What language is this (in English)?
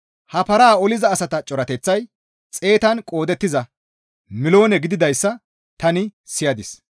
Gamo